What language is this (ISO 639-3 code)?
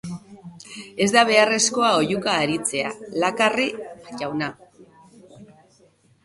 eus